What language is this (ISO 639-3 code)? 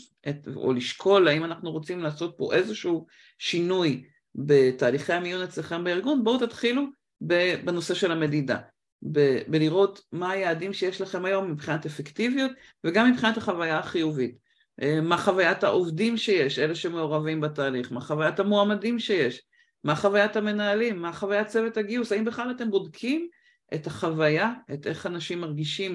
heb